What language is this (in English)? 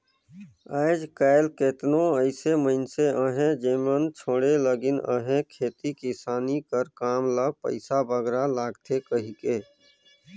Chhattisgarhi